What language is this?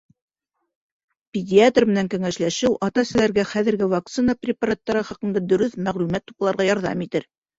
Bashkir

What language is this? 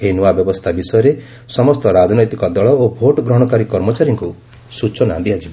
Odia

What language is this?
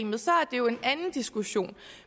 Danish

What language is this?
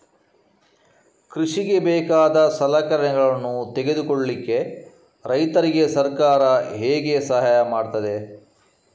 Kannada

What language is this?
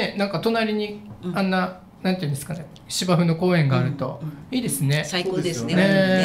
Japanese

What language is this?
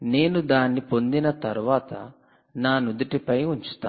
Telugu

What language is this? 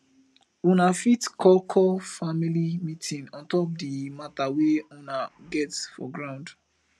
Nigerian Pidgin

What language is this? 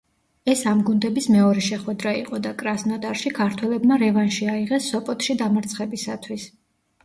Georgian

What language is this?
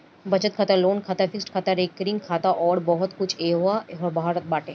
Bhojpuri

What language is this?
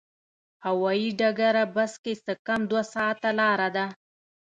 Pashto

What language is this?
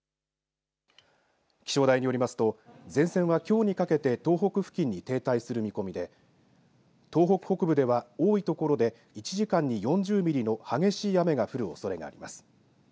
Japanese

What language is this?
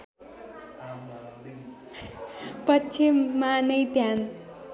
Nepali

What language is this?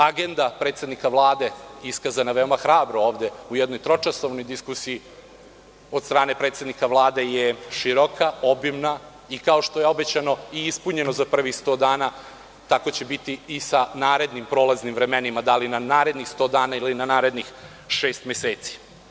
Serbian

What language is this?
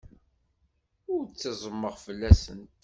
Kabyle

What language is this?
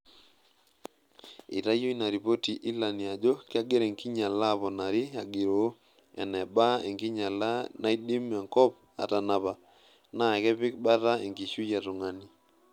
Masai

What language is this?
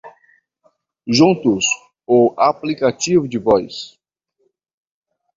Portuguese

